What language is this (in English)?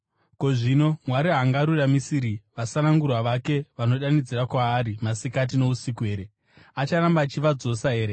Shona